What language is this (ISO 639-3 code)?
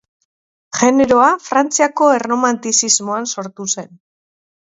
eus